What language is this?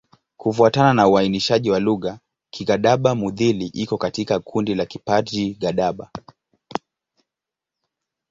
Swahili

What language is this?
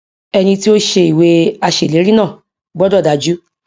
Yoruba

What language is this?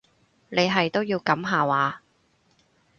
Cantonese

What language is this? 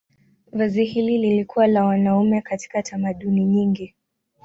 Swahili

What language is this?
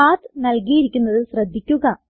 Malayalam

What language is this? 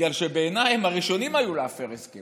Hebrew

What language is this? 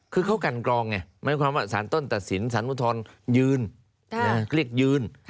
Thai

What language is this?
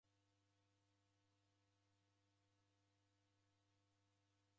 Taita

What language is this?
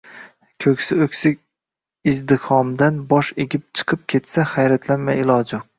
Uzbek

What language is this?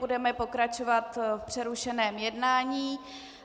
Czech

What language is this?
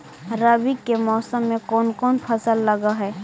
Magahi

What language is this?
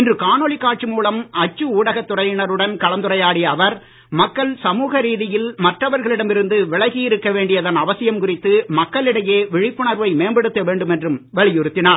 Tamil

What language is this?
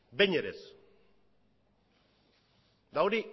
Basque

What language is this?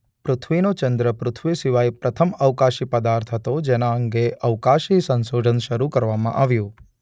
Gujarati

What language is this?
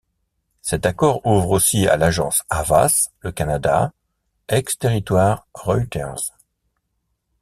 French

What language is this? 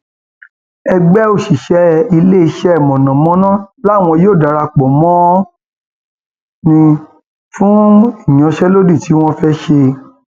Yoruba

